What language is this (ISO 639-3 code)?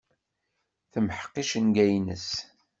kab